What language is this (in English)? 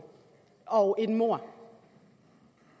Danish